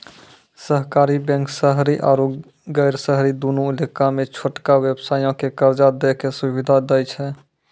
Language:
Maithili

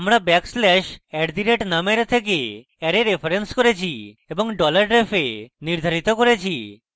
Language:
Bangla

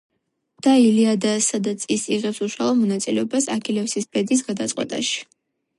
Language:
Georgian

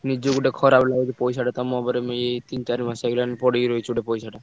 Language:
Odia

